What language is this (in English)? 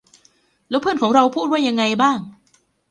Thai